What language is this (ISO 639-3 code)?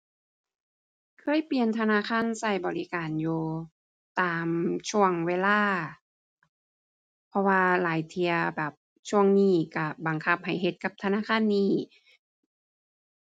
tha